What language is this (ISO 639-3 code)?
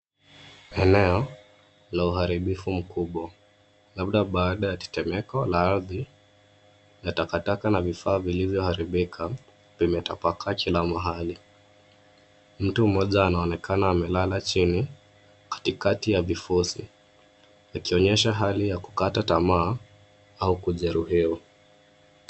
swa